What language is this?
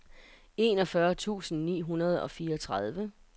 Danish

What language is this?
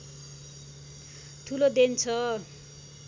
Nepali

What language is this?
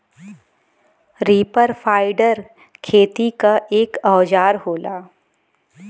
Bhojpuri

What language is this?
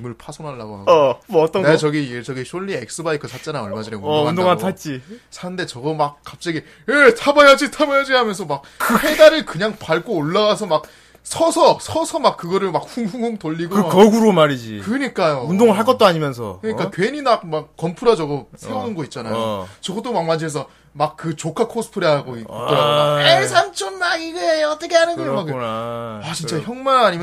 Korean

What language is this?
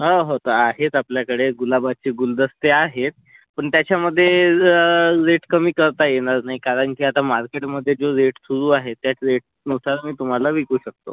Marathi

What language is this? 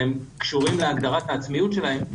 Hebrew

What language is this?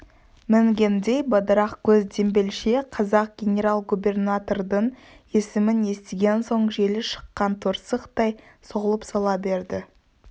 Kazakh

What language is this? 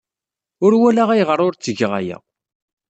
Kabyle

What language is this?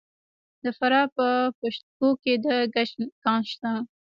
Pashto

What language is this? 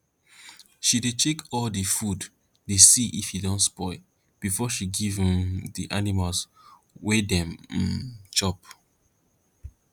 Nigerian Pidgin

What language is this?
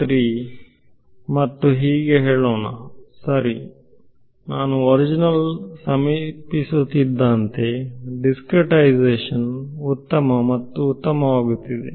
Kannada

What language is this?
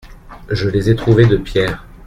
French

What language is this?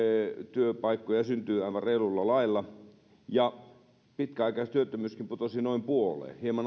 Finnish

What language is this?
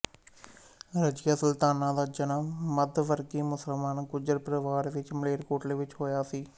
Punjabi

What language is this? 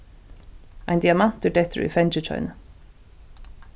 Faroese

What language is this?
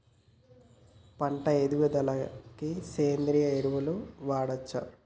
Telugu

